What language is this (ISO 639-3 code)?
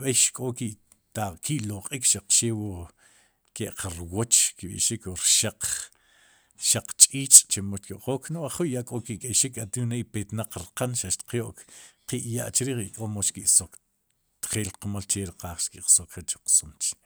qum